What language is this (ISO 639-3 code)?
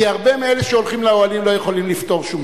heb